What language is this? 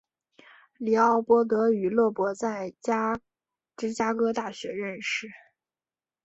Chinese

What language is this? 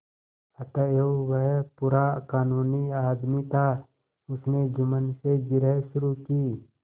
Hindi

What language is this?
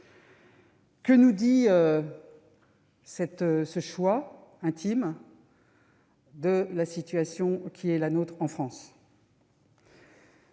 French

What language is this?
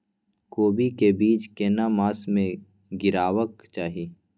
Maithili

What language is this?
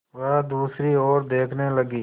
Hindi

